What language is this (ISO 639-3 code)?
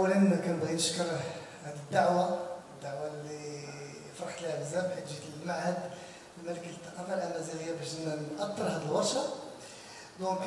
ara